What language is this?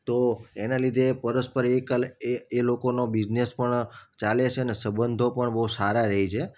Gujarati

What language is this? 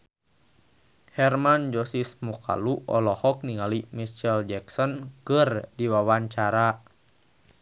Sundanese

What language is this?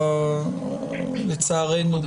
Hebrew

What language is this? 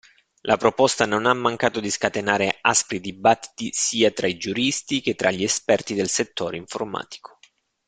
Italian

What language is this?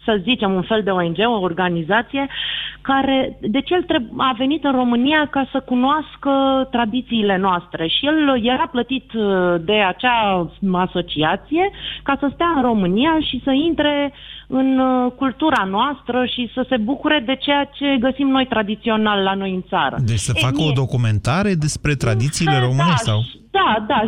Romanian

